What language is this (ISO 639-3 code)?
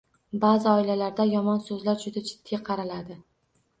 uzb